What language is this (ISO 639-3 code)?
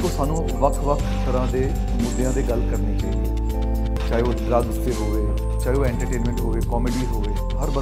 pan